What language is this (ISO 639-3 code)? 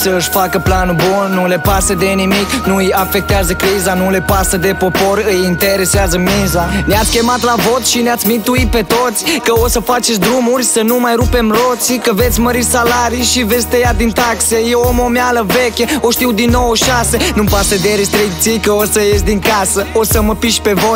ron